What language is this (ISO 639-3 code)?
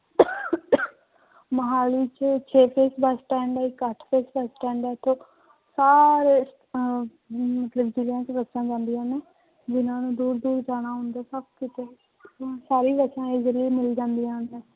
pan